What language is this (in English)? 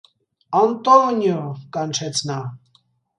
Armenian